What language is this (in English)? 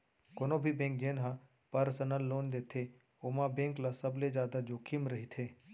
Chhattisgarhi